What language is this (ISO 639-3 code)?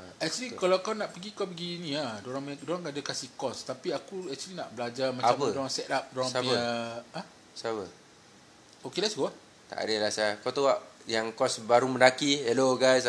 msa